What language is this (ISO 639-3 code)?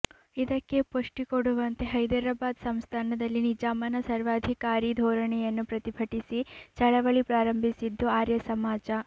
kan